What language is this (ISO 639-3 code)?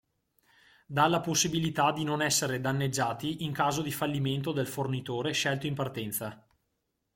ita